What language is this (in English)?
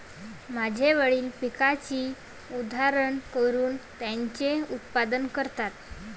Marathi